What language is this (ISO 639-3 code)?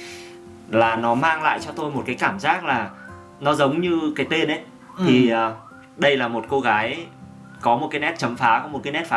vie